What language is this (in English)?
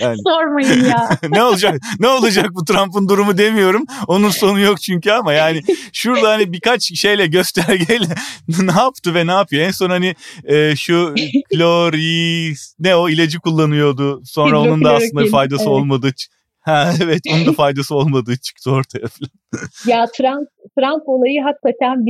Turkish